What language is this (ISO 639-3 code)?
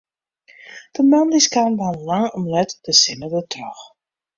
fry